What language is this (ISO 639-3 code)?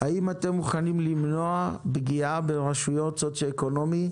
heb